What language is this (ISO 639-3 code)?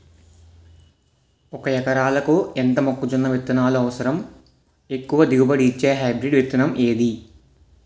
tel